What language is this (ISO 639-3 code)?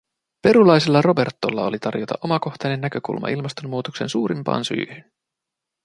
fin